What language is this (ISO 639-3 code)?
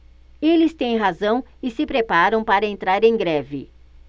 por